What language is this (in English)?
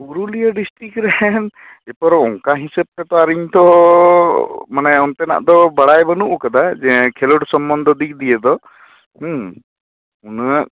Santali